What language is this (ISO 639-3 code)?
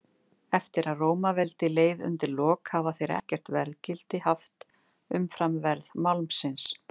isl